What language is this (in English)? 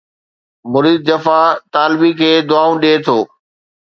Sindhi